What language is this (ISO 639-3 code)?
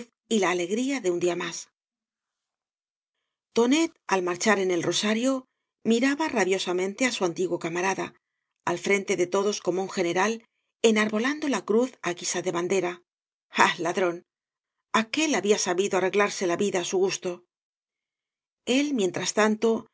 spa